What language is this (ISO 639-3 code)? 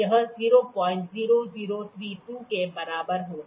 hin